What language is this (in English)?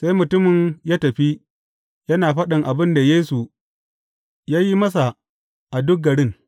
Hausa